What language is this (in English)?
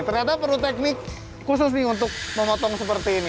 Indonesian